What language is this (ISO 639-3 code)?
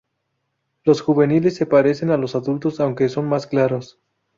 spa